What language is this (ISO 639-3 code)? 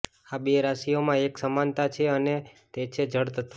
guj